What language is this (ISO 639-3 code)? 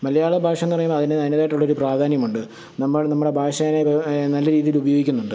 mal